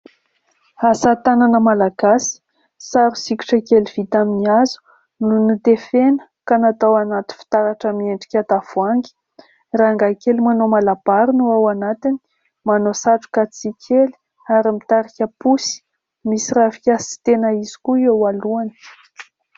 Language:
Malagasy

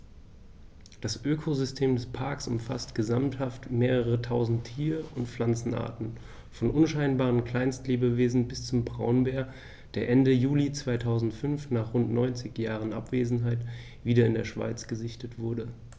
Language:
German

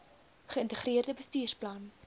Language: Afrikaans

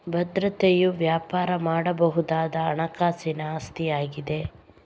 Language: Kannada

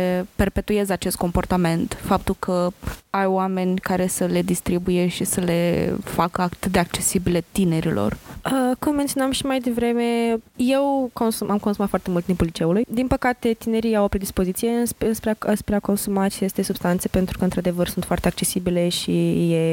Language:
Romanian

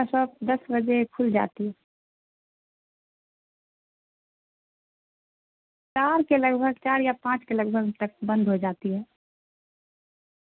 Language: Urdu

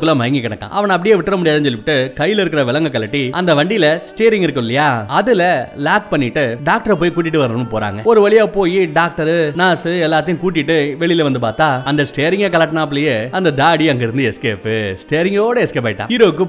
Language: Tamil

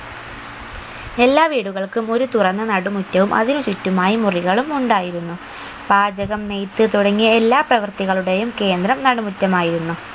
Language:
Malayalam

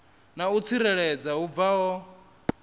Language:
Venda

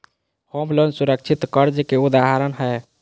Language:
Magahi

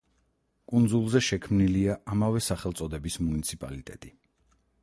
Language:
Georgian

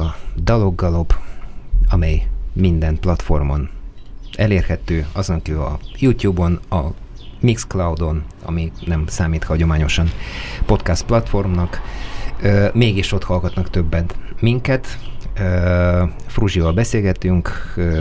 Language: Hungarian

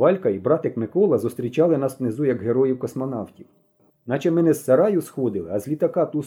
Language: Ukrainian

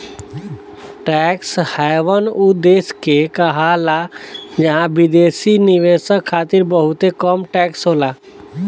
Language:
Bhojpuri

